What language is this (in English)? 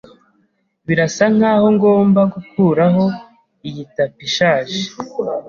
Kinyarwanda